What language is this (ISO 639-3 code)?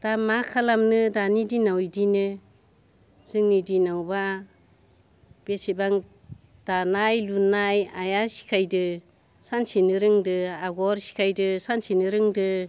brx